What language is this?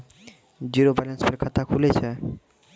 Maithili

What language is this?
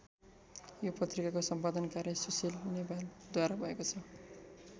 Nepali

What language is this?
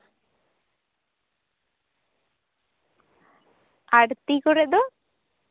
Santali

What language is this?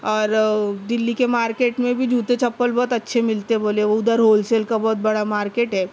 Urdu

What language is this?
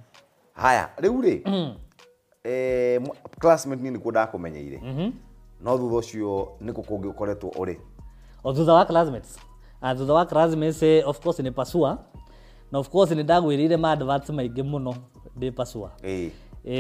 Swahili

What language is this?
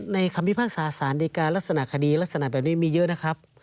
Thai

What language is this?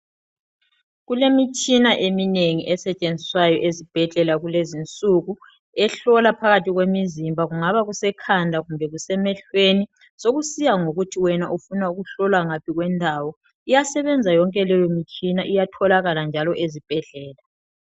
North Ndebele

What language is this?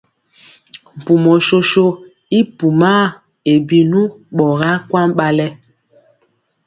Mpiemo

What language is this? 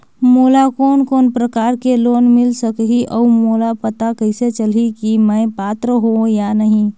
Chhattisgarhi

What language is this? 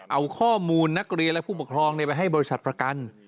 Thai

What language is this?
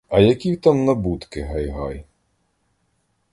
Ukrainian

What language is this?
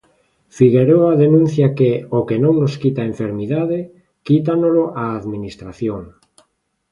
Galician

